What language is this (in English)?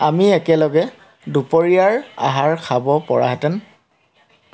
Assamese